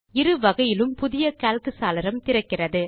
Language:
Tamil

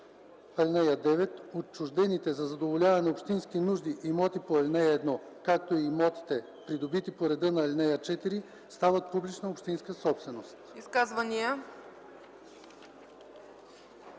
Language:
Bulgarian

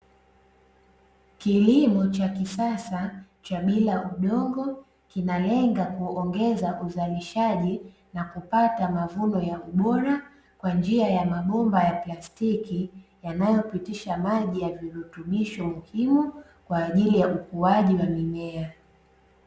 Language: Swahili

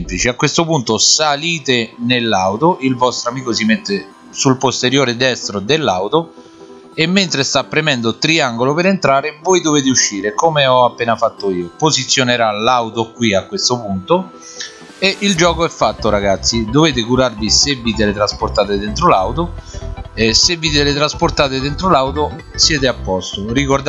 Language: Italian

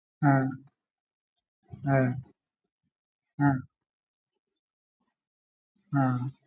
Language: Malayalam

